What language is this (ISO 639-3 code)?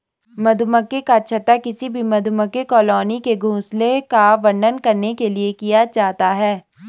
hin